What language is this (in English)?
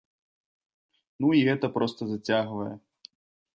Belarusian